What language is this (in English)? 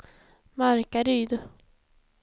Swedish